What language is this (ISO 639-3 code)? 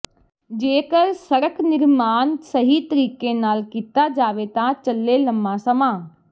pan